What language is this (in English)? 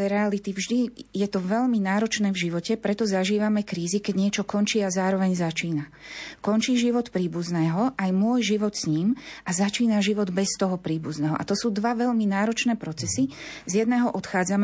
Slovak